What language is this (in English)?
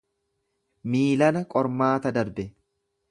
Oromo